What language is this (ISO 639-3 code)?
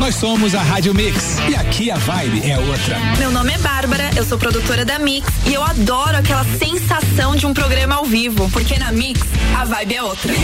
por